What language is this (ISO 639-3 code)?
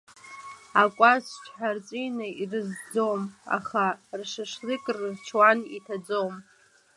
abk